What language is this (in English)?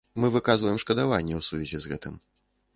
Belarusian